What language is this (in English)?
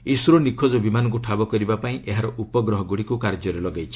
Odia